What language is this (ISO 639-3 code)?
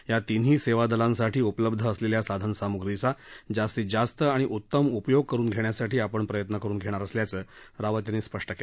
mar